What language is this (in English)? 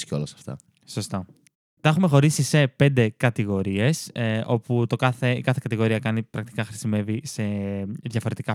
Greek